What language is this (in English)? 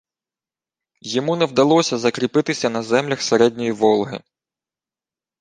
Ukrainian